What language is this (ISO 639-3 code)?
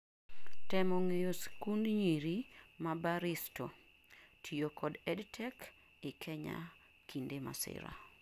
luo